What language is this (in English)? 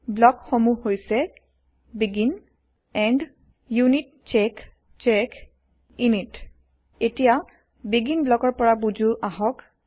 Assamese